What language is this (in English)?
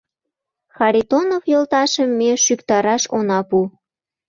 Mari